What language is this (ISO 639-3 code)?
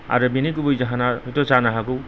brx